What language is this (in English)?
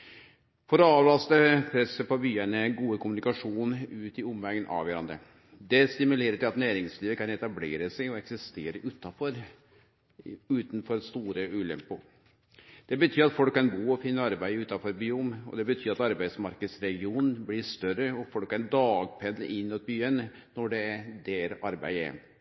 Norwegian Nynorsk